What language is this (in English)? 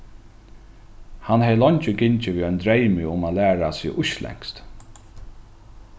Faroese